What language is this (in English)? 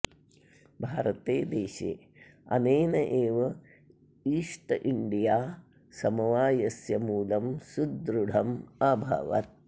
Sanskrit